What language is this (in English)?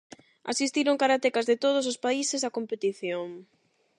Galician